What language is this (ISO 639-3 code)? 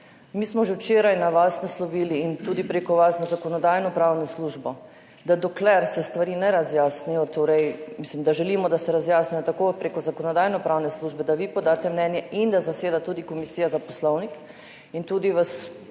slv